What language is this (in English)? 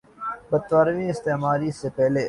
Urdu